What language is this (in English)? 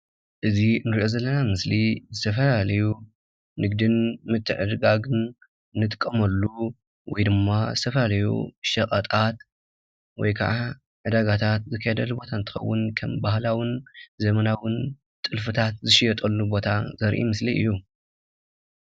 Tigrinya